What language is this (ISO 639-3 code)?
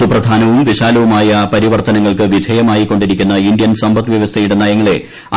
mal